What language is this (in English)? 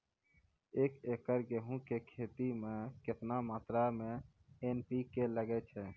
Maithili